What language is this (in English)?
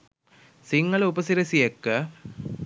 Sinhala